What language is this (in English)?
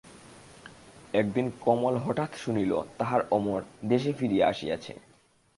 Bangla